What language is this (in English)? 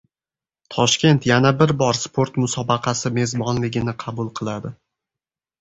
Uzbek